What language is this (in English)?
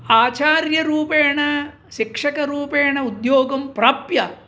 Sanskrit